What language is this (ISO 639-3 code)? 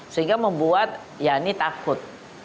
ind